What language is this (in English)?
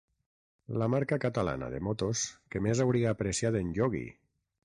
Catalan